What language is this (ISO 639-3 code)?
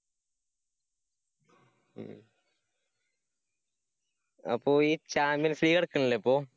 mal